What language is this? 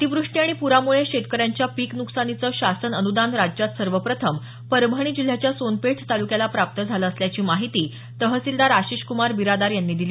Marathi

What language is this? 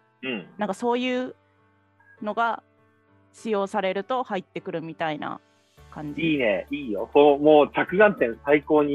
Japanese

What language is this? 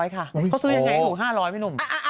Thai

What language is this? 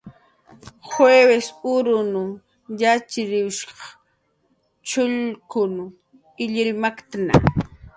Jaqaru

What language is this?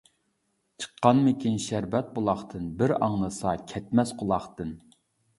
Uyghur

